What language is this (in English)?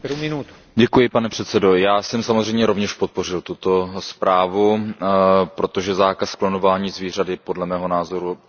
Czech